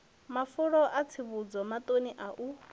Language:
Venda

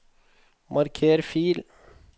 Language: Norwegian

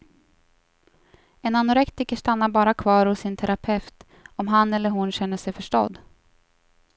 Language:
Swedish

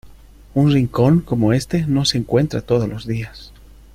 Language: Spanish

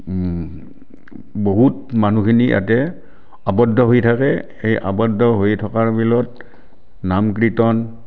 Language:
Assamese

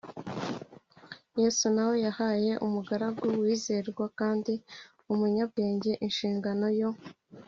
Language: Kinyarwanda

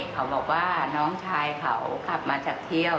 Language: Thai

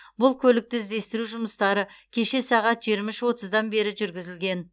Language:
Kazakh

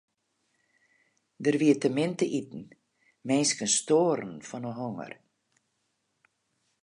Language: Western Frisian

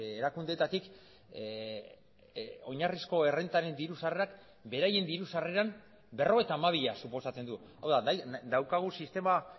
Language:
Basque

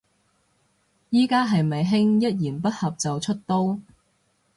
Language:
Cantonese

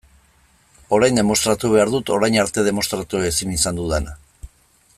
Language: Basque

